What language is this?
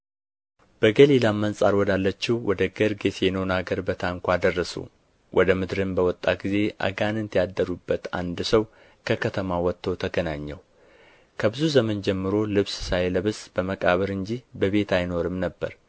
Amharic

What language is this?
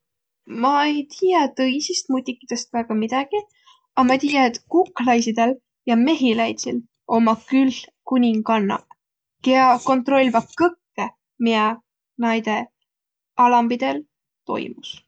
Võro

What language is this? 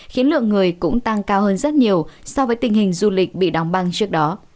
Vietnamese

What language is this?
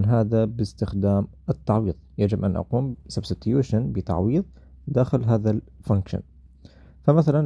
Arabic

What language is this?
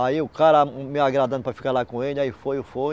Portuguese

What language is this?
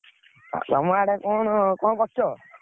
Odia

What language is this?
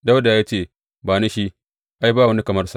Hausa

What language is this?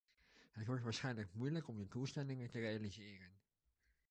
Dutch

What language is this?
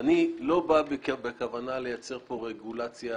Hebrew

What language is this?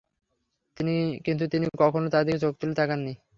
Bangla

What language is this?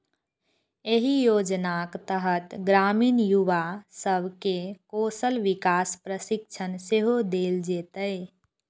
Maithili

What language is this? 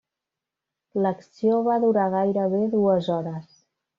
Catalan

